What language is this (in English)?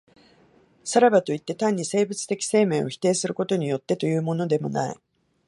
Japanese